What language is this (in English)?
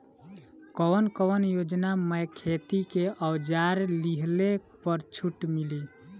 Bhojpuri